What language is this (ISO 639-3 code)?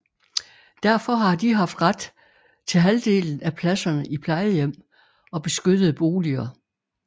dan